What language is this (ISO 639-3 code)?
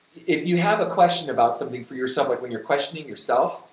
eng